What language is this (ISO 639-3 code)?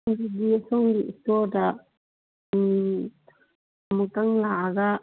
mni